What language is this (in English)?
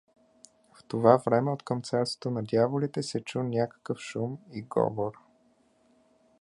Bulgarian